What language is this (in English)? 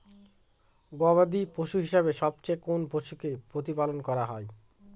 Bangla